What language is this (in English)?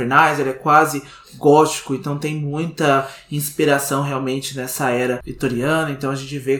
Portuguese